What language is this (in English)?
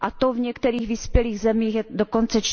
Czech